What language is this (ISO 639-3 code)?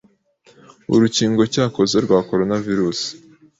kin